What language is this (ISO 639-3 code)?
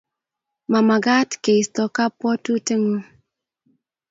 kln